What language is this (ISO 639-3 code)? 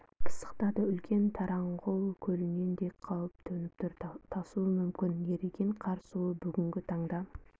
kaz